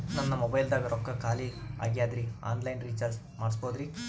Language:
Kannada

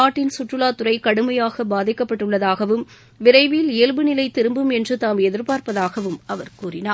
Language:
Tamil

